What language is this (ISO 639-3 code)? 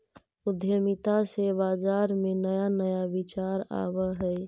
mag